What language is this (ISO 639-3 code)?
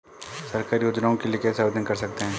hin